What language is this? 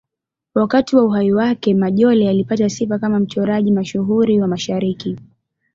Swahili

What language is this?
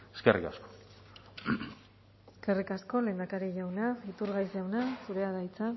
Basque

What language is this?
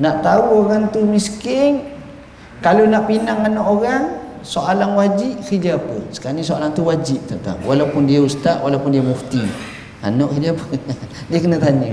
Malay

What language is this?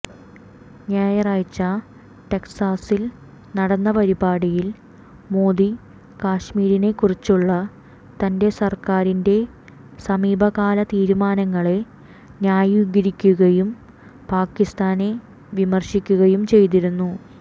Malayalam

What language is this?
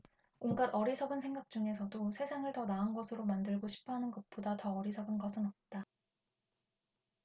Korean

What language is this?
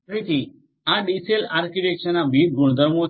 Gujarati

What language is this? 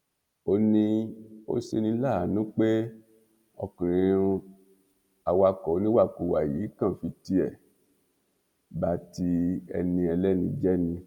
Yoruba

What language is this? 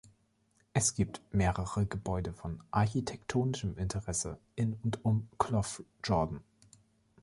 German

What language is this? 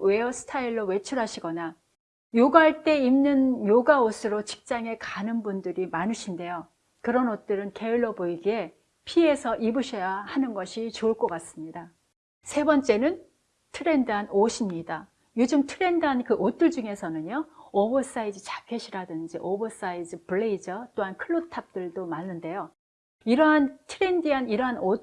Korean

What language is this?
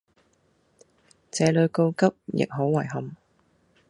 Cantonese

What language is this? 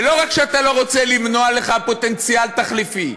Hebrew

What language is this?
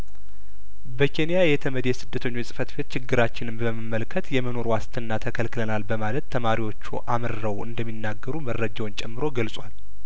Amharic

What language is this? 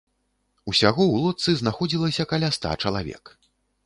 Belarusian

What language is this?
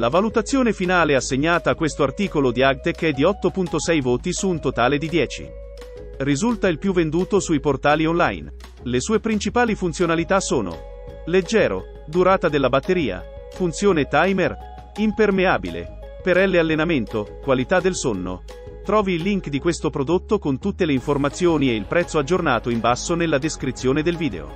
Italian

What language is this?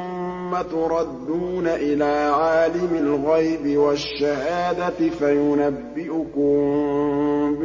Arabic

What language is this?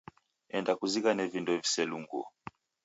Taita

